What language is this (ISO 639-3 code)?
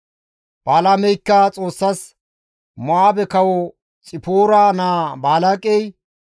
gmv